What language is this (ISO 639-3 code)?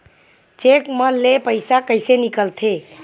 hne